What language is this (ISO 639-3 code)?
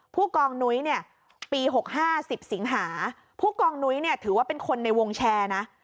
tha